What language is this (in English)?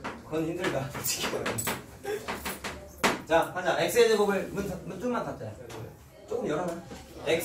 Korean